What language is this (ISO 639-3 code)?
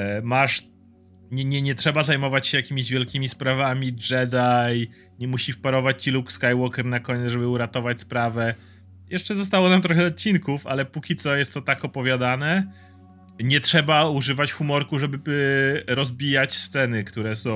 pol